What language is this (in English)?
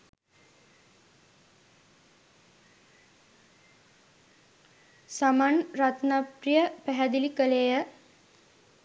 Sinhala